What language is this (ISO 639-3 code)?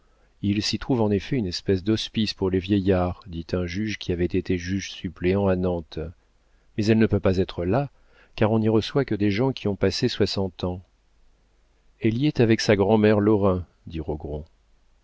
fra